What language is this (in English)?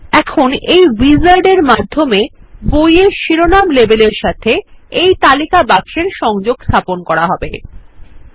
Bangla